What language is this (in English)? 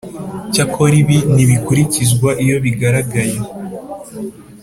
Kinyarwanda